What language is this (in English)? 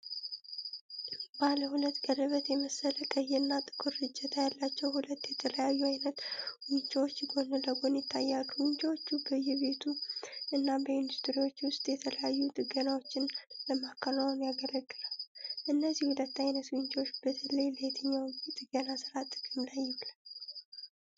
Amharic